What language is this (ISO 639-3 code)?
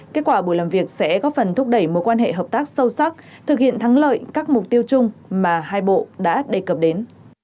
vie